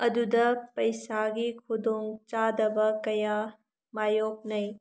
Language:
Manipuri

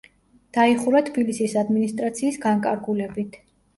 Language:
Georgian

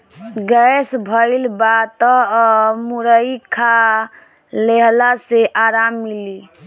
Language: Bhojpuri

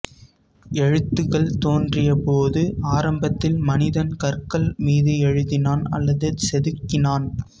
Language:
Tamil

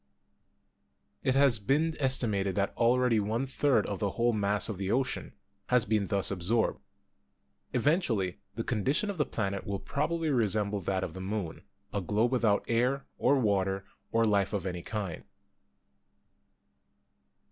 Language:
English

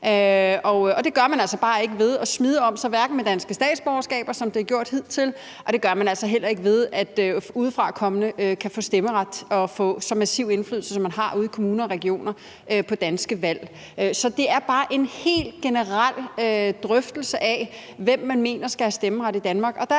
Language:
Danish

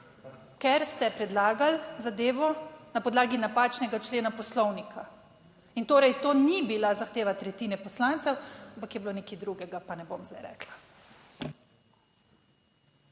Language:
Slovenian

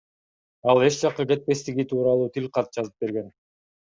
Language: Kyrgyz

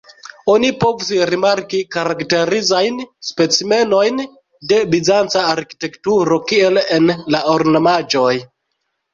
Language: Esperanto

